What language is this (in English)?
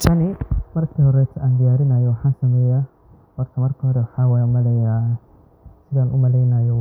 Somali